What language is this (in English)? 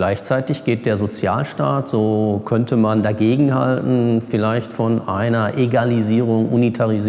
German